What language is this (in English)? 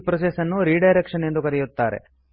Kannada